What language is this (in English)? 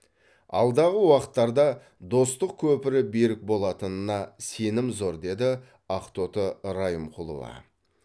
Kazakh